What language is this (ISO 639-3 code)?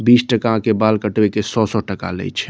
mai